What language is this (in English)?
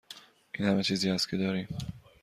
Persian